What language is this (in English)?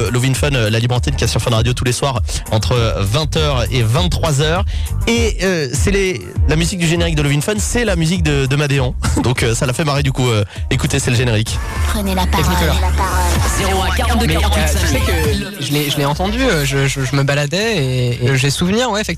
French